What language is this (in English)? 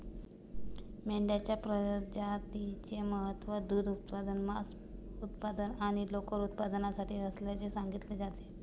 Marathi